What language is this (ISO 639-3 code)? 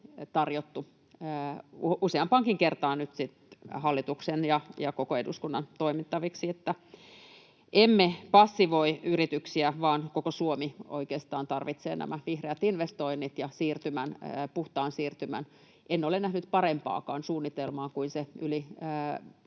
fin